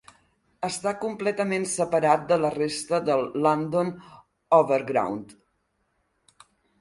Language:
Catalan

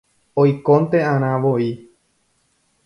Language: Guarani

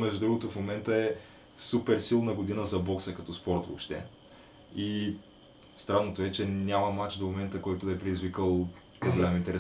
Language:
Bulgarian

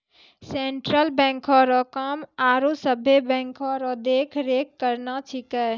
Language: Maithili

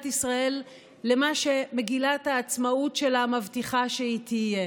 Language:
Hebrew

